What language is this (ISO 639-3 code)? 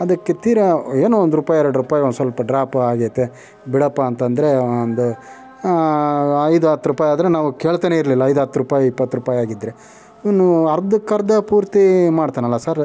kan